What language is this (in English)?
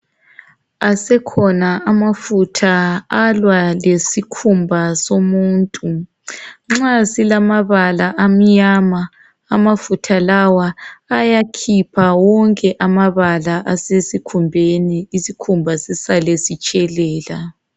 North Ndebele